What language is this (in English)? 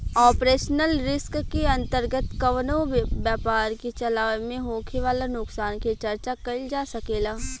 Bhojpuri